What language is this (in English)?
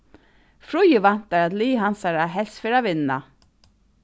Faroese